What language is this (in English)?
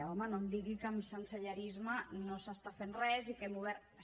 Catalan